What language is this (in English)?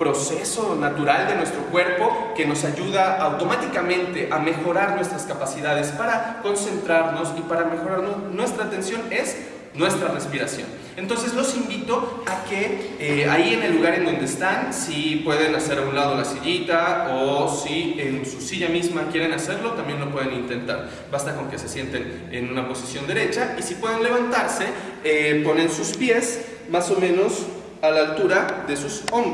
Spanish